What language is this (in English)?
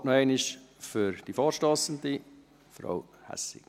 Swiss German